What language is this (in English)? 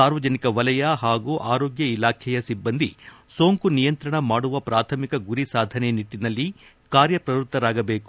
Kannada